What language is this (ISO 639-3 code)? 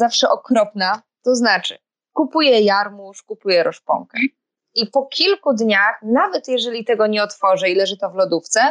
pol